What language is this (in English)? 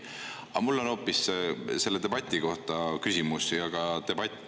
Estonian